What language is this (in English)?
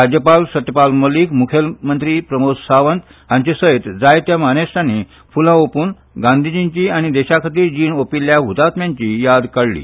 Konkani